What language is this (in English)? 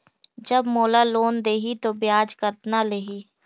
Chhattisgarhi